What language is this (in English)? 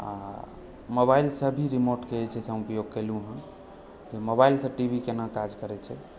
Maithili